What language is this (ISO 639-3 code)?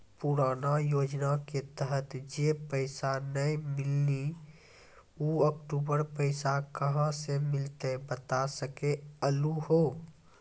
mai